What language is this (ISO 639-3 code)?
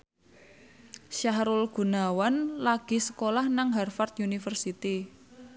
jav